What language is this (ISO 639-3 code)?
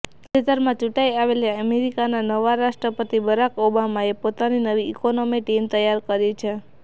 guj